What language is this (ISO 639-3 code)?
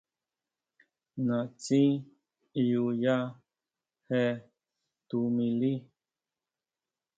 mau